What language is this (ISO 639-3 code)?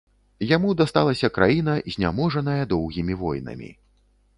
bel